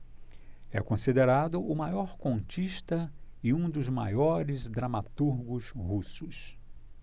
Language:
Portuguese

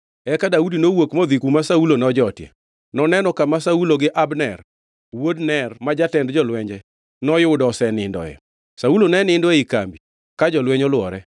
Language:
Luo (Kenya and Tanzania)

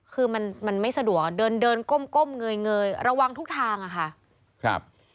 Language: Thai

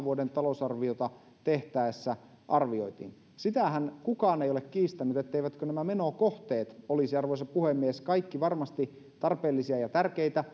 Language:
Finnish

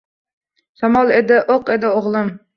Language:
Uzbek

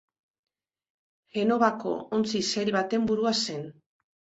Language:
Basque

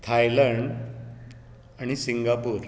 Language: Konkani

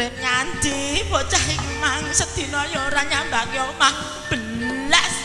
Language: Indonesian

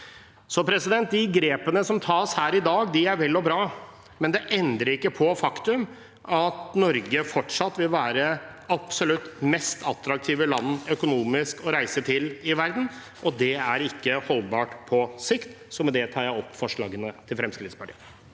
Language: Norwegian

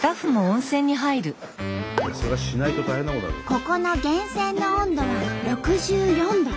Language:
Japanese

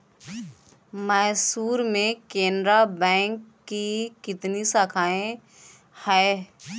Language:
Hindi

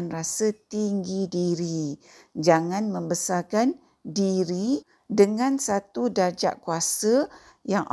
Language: Malay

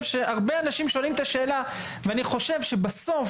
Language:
Hebrew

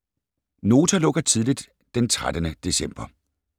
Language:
Danish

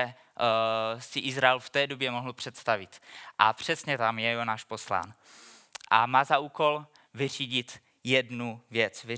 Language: Czech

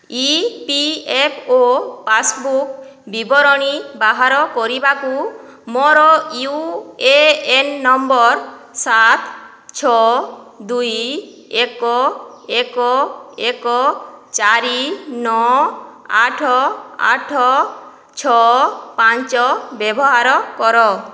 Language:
Odia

